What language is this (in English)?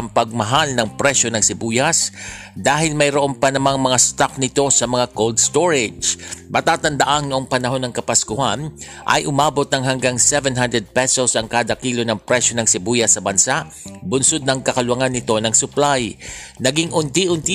Filipino